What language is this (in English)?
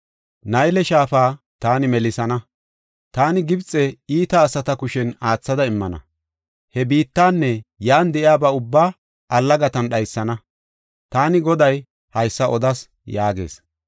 Gofa